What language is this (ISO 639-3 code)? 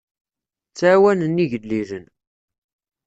kab